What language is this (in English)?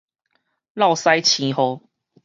Min Nan Chinese